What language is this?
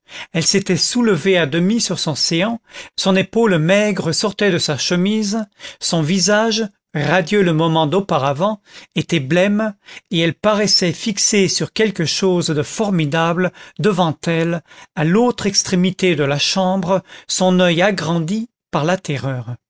French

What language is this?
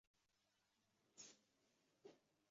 Uzbek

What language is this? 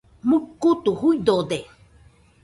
Nüpode Huitoto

